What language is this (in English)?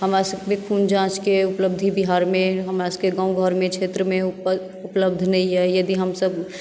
Maithili